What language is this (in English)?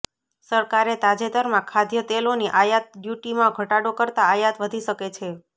Gujarati